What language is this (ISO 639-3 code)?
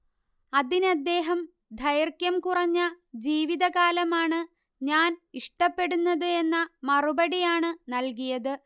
mal